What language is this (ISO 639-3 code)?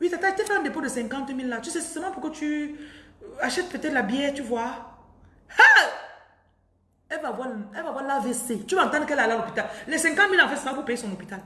fra